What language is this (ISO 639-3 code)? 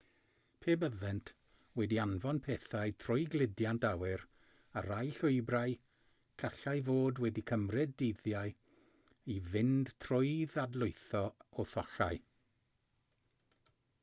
cym